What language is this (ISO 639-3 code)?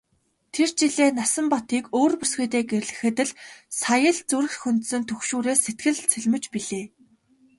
mon